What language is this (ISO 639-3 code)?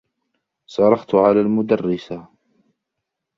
ara